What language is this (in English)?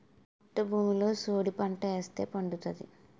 Telugu